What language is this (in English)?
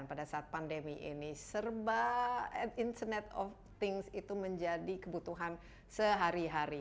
Indonesian